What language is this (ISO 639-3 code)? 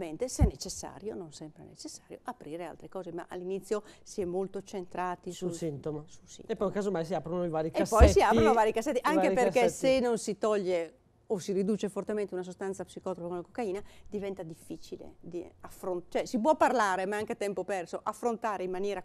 ita